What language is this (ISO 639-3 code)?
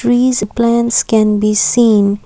eng